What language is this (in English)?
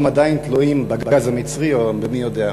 Hebrew